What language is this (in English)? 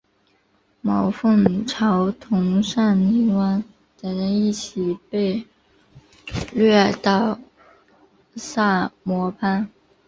Chinese